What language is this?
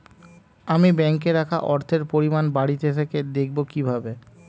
Bangla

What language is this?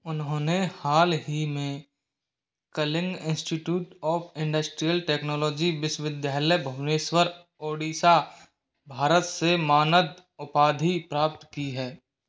Hindi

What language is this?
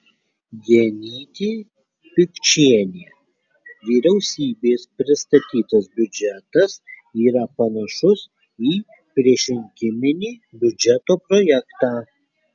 Lithuanian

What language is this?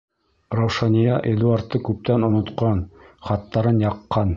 Bashkir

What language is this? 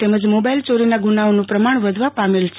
Gujarati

